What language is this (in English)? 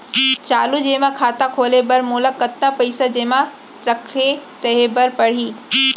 Chhattisgarhi